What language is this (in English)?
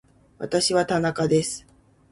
Japanese